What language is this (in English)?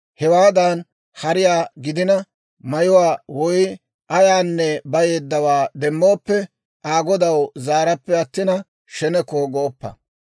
Dawro